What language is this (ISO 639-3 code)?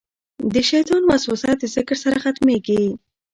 pus